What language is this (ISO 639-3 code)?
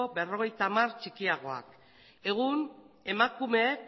eus